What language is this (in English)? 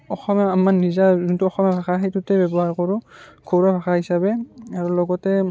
Assamese